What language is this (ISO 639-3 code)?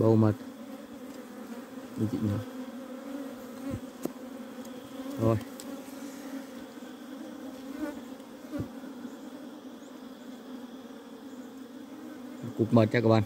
vie